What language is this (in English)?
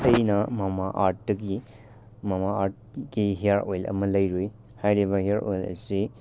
Manipuri